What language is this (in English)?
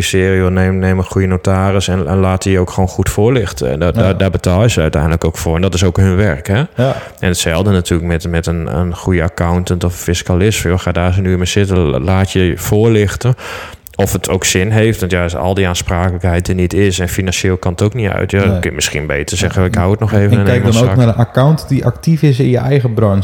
Dutch